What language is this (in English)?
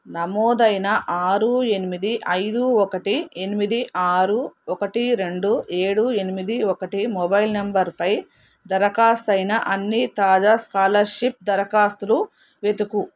Telugu